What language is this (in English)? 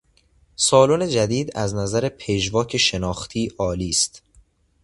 Persian